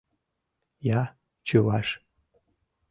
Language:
Mari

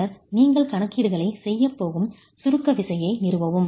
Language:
Tamil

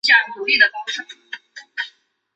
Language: Chinese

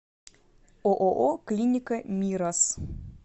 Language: Russian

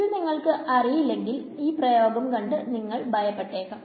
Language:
Malayalam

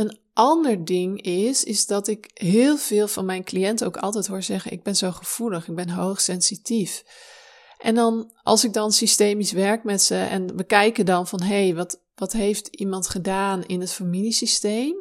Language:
Dutch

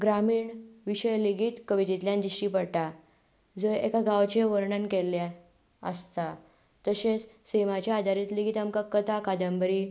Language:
Konkani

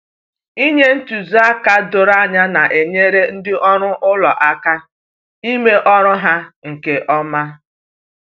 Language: Igbo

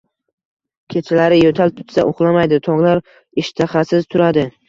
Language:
Uzbek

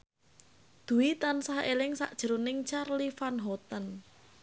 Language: Javanese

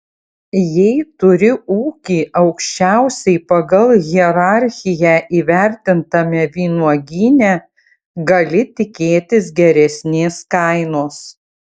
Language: Lithuanian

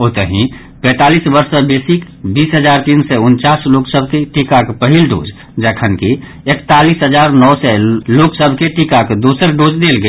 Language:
Maithili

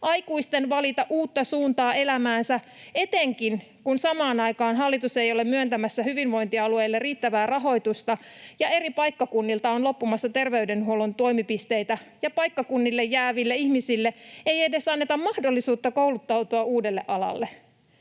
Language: Finnish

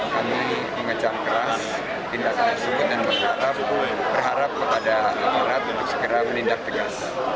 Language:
Indonesian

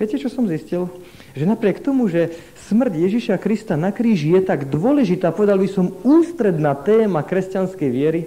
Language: Slovak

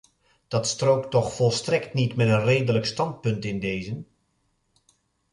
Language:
Dutch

